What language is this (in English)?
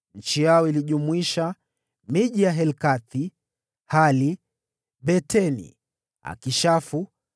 Swahili